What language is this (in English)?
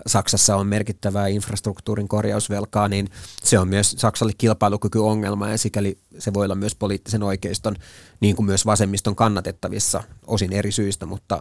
Finnish